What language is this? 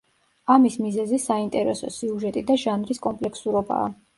Georgian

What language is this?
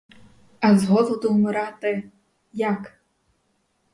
Ukrainian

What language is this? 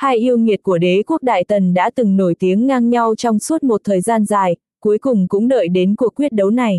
Vietnamese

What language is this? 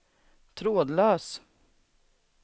Swedish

